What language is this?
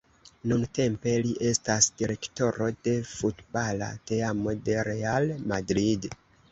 Esperanto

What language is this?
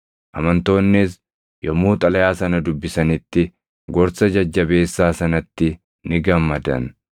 Oromo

